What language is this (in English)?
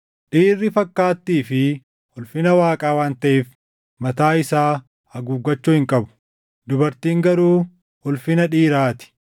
Oromo